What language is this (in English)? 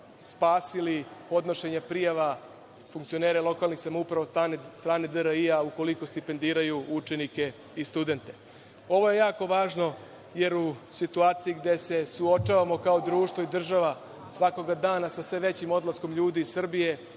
Serbian